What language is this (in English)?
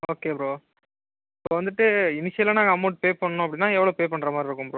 Tamil